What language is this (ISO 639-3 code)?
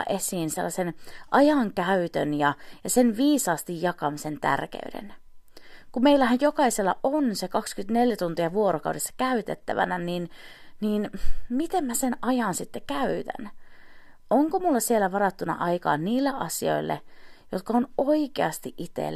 fin